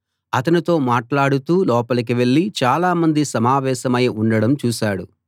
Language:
Telugu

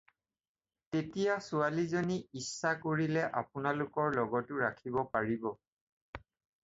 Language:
Assamese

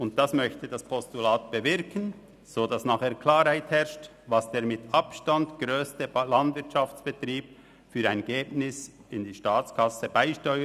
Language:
Swiss German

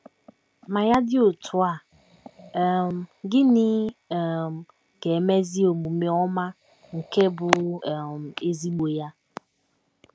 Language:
Igbo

